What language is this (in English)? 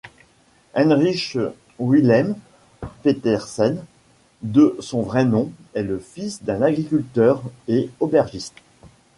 French